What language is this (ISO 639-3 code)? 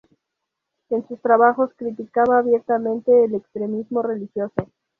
spa